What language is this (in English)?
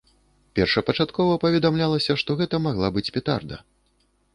Belarusian